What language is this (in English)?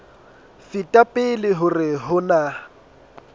Southern Sotho